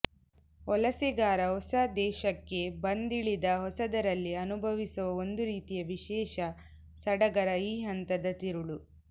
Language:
Kannada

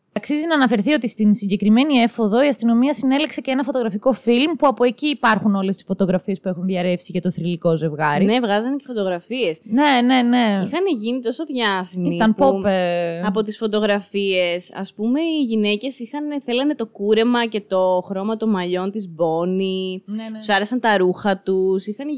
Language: Greek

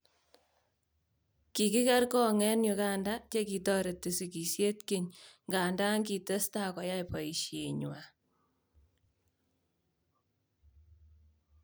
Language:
Kalenjin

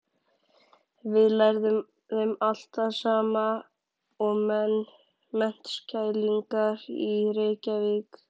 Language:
Icelandic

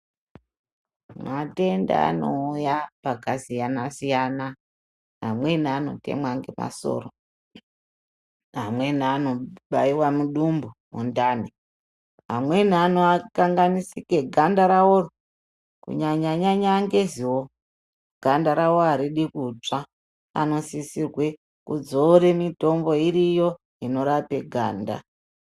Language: Ndau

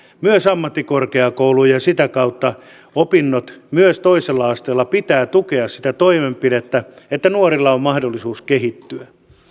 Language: Finnish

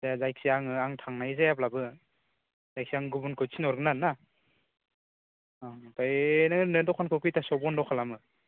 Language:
Bodo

